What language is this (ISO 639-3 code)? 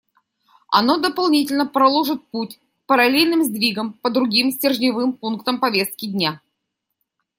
rus